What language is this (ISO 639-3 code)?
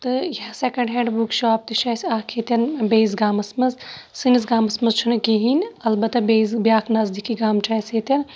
kas